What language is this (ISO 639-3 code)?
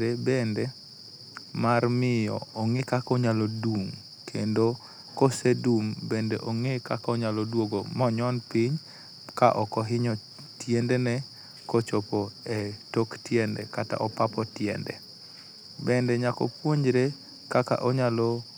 luo